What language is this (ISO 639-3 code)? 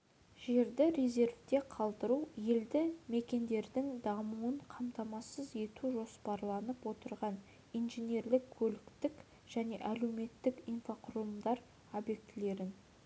kaz